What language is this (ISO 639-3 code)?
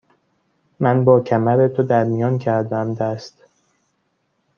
fas